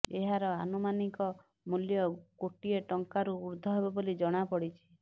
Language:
Odia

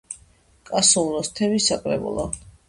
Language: Georgian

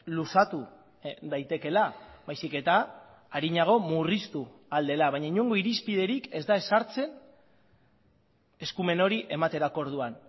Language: Basque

